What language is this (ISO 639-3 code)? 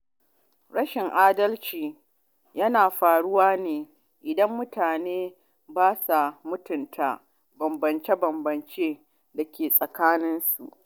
hau